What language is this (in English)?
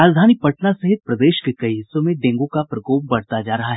Hindi